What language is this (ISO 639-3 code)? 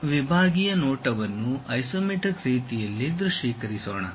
kan